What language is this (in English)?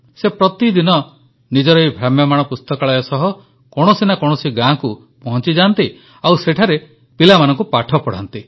Odia